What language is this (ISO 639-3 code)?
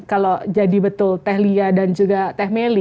ind